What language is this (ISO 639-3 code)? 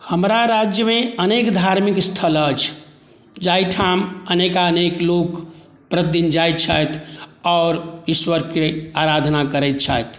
mai